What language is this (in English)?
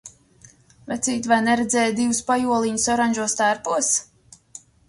Latvian